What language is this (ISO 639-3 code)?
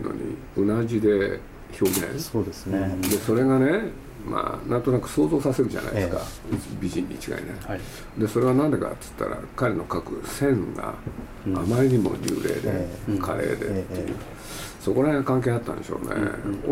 jpn